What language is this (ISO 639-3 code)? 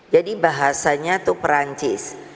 ind